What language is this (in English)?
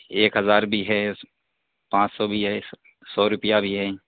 Urdu